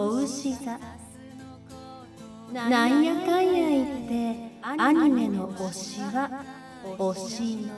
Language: Japanese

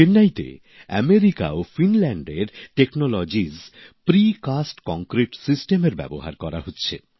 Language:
Bangla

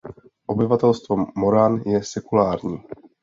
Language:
Czech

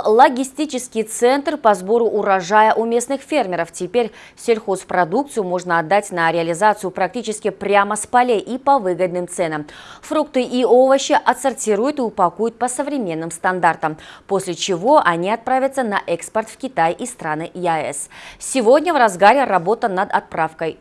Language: Russian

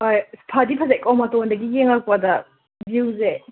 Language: Manipuri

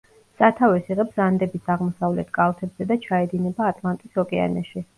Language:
Georgian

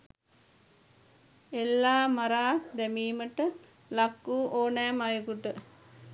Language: Sinhala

